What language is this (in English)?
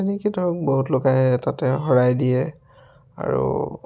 Assamese